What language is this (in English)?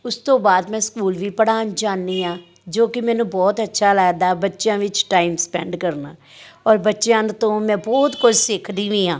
Punjabi